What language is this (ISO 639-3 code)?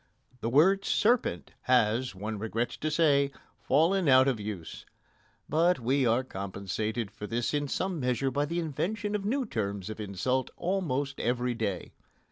eng